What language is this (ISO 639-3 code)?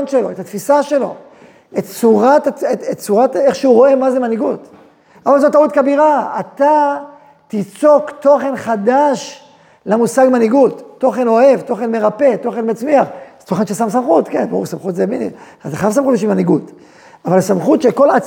heb